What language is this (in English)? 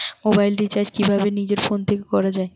Bangla